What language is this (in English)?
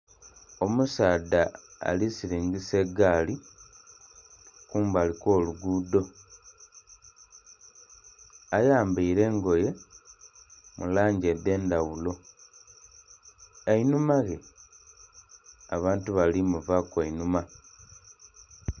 Soga